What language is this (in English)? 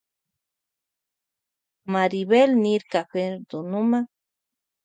Loja Highland Quichua